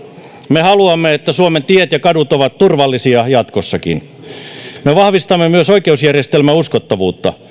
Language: Finnish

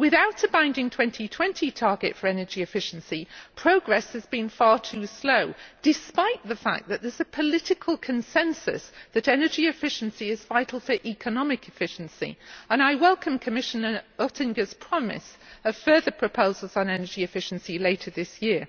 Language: English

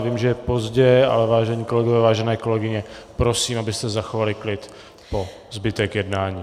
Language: Czech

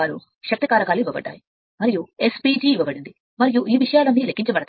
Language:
Telugu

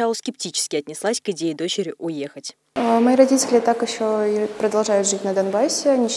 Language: Russian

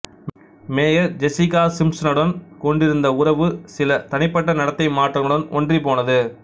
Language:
Tamil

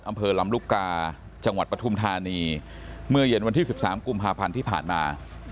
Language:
Thai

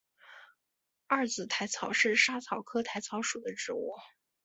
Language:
Chinese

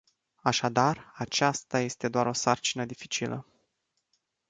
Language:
Romanian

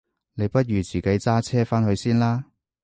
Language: Cantonese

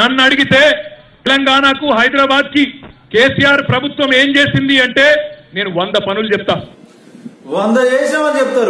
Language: Hindi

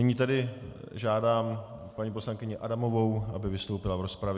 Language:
Czech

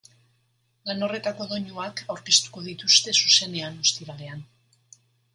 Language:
Basque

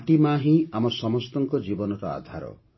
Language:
Odia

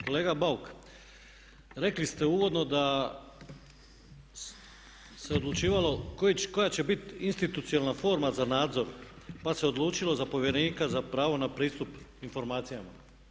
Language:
Croatian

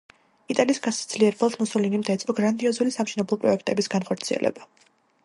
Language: Georgian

